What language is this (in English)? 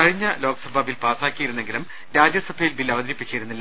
Malayalam